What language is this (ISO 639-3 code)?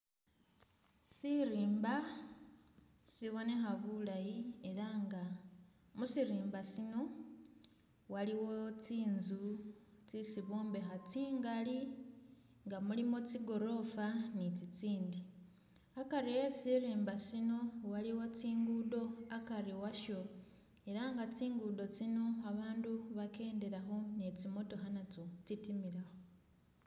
myx